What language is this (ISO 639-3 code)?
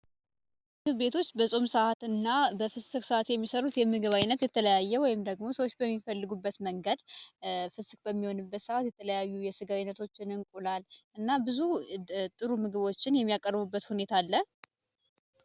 amh